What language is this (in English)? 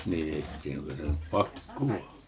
Finnish